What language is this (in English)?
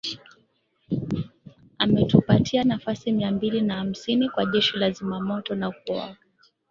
Swahili